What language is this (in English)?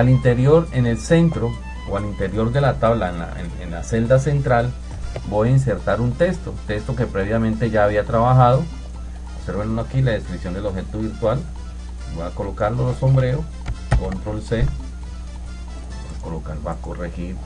Spanish